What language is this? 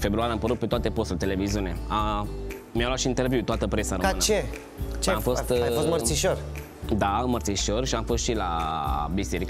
Romanian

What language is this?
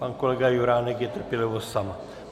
Czech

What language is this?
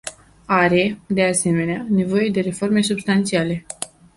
Romanian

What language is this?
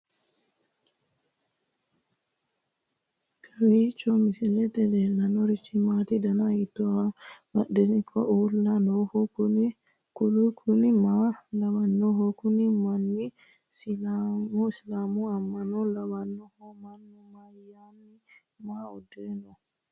Sidamo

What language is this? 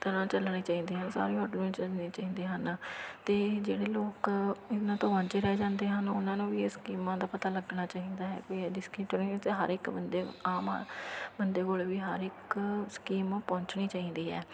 Punjabi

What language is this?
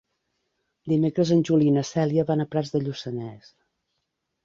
Catalan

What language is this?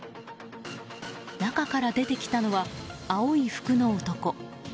Japanese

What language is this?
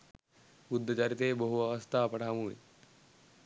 Sinhala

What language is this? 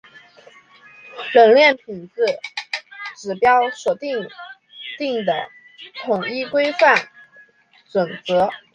Chinese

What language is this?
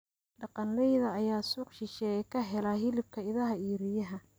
Somali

